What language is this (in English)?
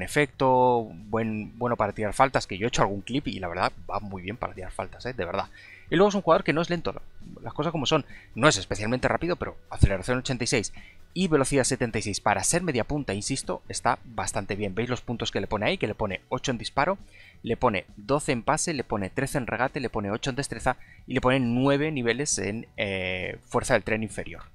Spanish